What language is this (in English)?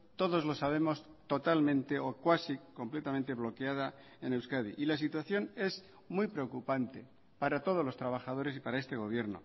Spanish